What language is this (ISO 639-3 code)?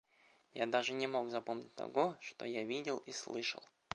rus